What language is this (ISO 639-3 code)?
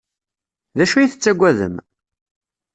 kab